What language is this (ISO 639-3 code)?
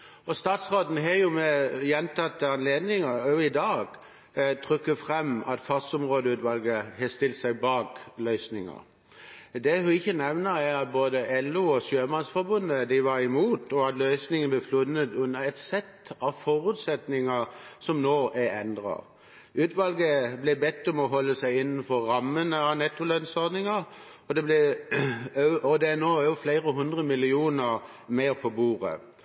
nob